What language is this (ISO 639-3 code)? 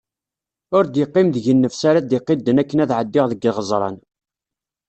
kab